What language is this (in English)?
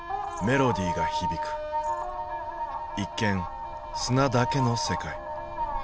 Japanese